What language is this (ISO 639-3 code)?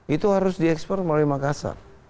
ind